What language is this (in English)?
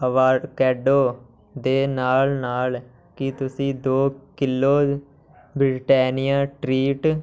Punjabi